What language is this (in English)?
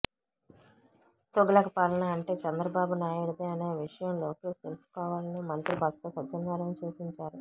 Telugu